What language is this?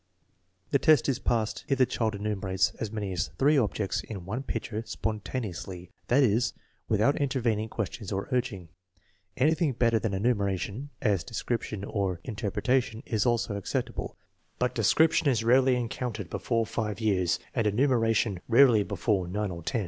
English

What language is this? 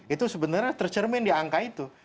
Indonesian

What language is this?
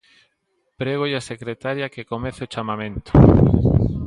Galician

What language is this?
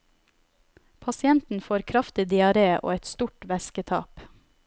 Norwegian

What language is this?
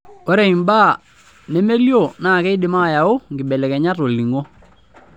Masai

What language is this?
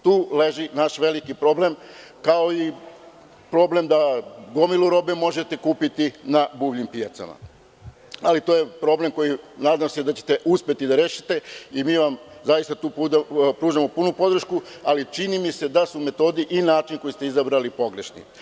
Serbian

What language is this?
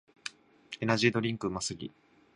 Japanese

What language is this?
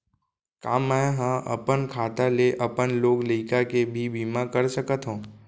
Chhattisgarhi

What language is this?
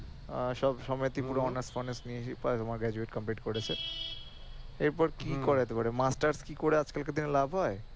Bangla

